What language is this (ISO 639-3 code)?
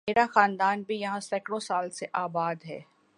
urd